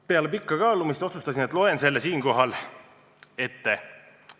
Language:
Estonian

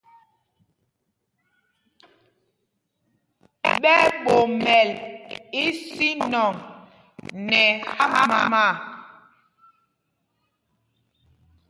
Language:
Mpumpong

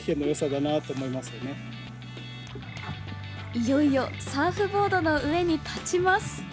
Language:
Japanese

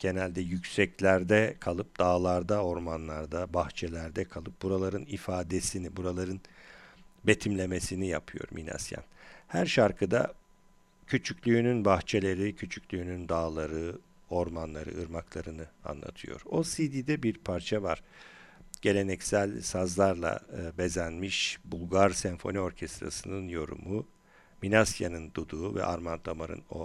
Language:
Turkish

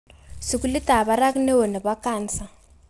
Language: Kalenjin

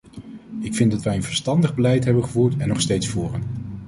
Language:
Dutch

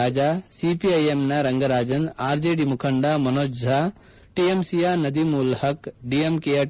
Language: Kannada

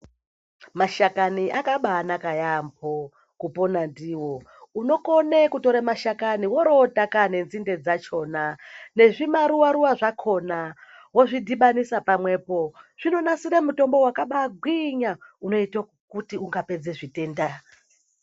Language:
Ndau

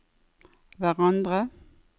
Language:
Norwegian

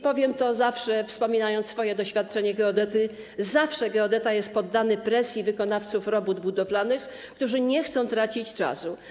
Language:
Polish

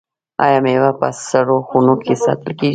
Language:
Pashto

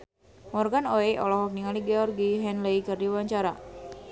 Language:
Sundanese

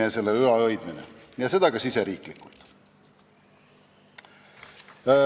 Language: Estonian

